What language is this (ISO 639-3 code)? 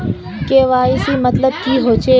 mag